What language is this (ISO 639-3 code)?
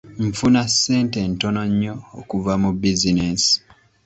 lug